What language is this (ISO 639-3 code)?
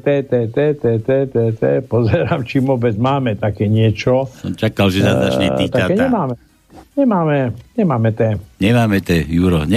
slk